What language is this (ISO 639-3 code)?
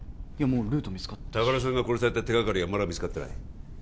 jpn